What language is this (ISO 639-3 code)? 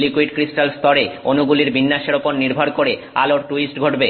ben